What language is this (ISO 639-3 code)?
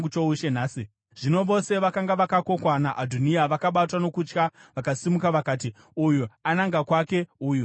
sna